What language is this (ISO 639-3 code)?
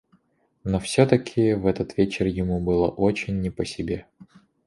rus